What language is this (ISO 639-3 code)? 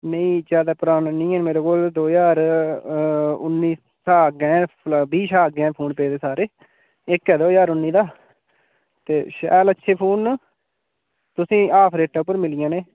doi